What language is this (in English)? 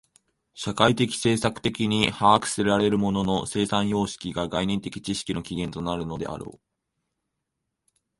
Japanese